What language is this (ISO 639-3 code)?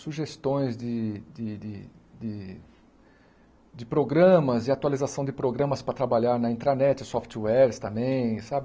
por